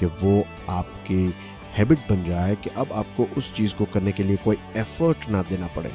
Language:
Hindi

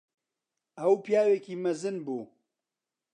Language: Central Kurdish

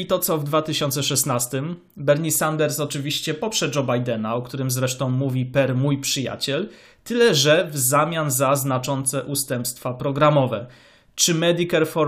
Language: Polish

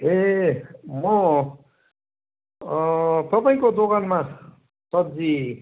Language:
Nepali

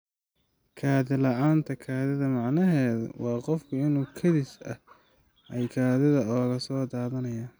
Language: Somali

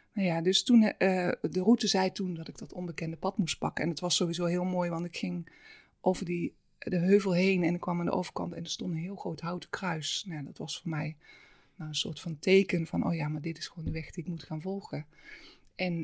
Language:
Dutch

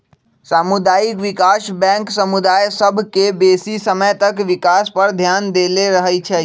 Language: Magahi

